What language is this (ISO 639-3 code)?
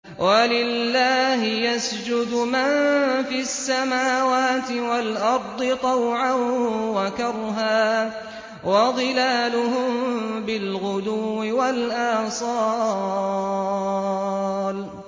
ara